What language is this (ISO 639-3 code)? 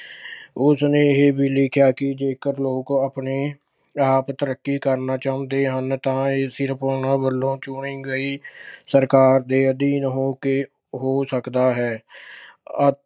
pan